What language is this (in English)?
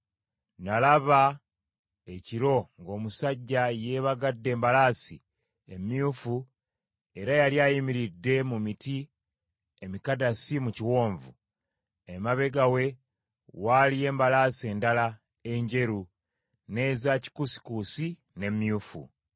Ganda